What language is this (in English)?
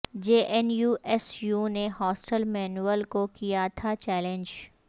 Urdu